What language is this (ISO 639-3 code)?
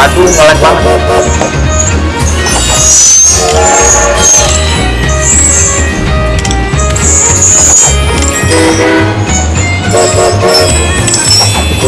ind